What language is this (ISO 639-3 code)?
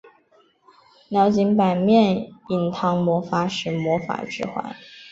zho